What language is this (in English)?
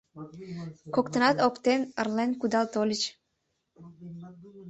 Mari